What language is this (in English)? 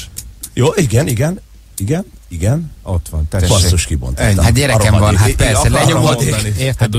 Hungarian